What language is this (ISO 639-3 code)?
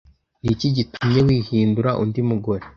kin